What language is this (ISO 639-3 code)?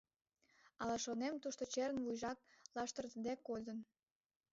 chm